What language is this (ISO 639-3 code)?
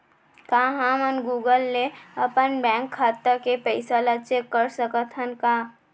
hne